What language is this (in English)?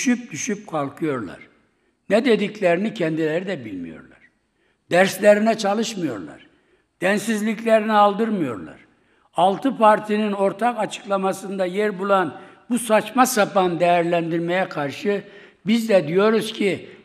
Turkish